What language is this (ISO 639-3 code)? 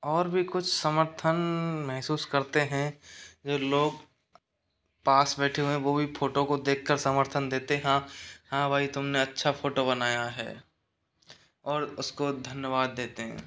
hin